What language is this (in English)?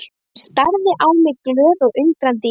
Icelandic